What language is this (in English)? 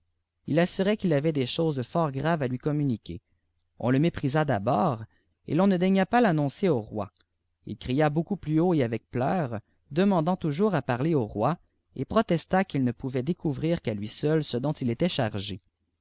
French